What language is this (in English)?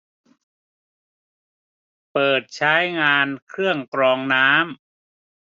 Thai